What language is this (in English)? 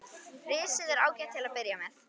Icelandic